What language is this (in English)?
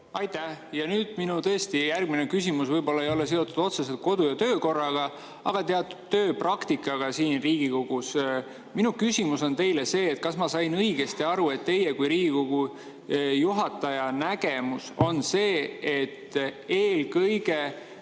Estonian